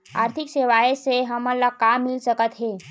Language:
Chhattisgarhi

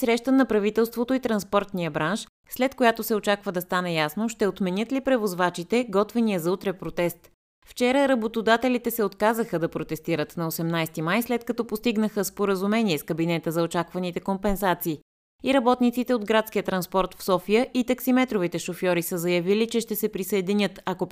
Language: Bulgarian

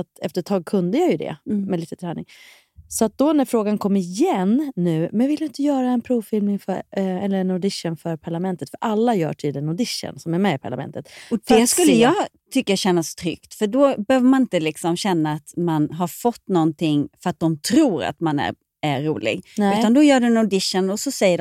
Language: Swedish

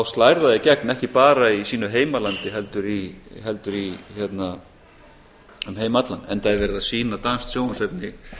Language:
Icelandic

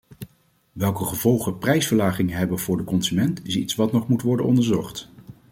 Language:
Dutch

